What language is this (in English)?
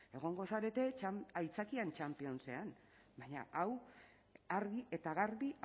Basque